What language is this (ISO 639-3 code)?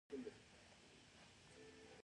pus